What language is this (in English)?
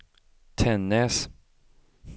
Swedish